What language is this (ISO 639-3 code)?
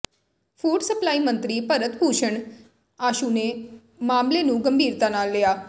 pan